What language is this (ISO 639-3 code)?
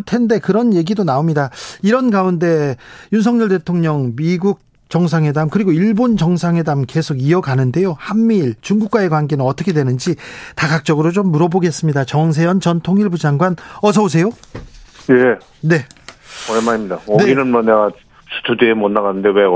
kor